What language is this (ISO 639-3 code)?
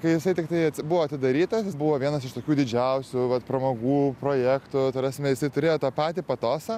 lit